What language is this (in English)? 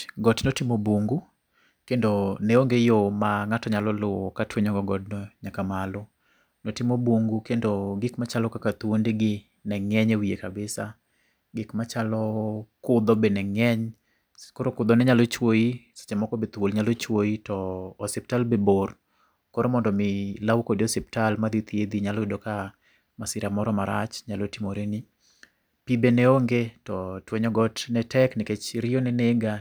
Luo (Kenya and Tanzania)